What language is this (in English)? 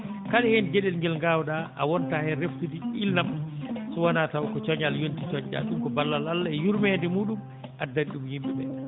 Fula